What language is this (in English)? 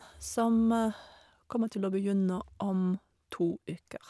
Norwegian